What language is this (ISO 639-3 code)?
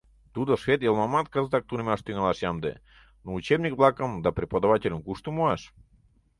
chm